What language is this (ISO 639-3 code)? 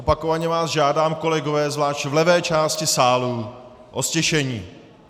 ces